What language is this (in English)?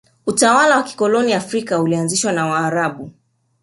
Swahili